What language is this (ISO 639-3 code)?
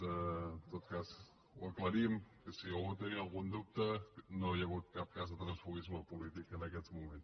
cat